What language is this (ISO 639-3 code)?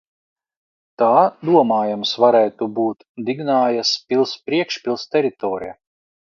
lav